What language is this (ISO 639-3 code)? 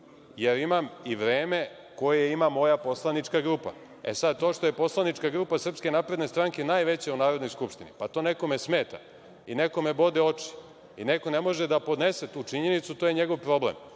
srp